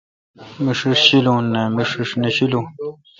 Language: Kalkoti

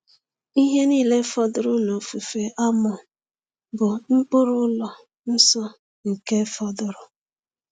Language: Igbo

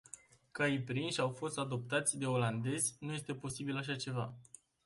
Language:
Romanian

